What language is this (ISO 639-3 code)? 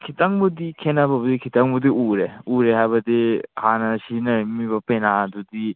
mni